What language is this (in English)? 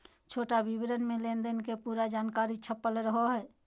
Magahi